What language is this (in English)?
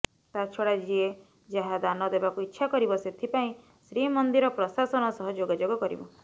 Odia